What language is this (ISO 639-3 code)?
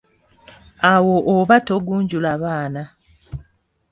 lug